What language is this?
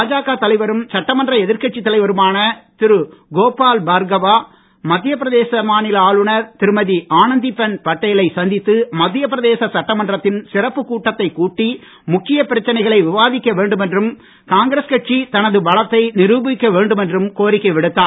Tamil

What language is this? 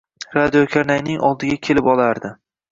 Uzbek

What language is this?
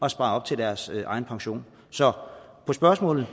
Danish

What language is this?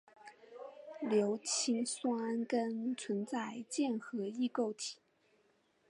Chinese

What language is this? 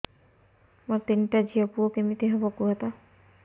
Odia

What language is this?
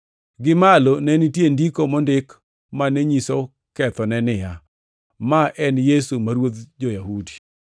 Luo (Kenya and Tanzania)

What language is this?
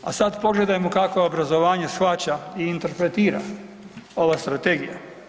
Croatian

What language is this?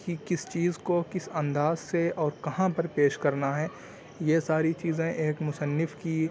Urdu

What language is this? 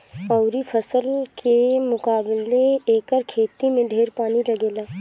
Bhojpuri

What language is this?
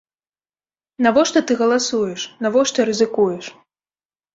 Belarusian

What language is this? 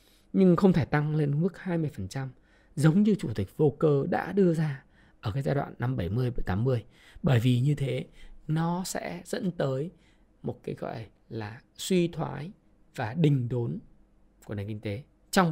Vietnamese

